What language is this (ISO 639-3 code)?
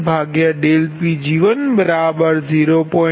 guj